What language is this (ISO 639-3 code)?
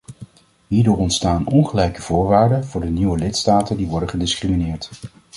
nld